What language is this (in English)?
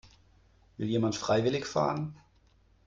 German